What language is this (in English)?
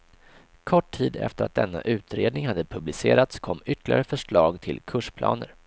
Swedish